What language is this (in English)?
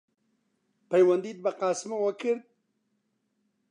Central Kurdish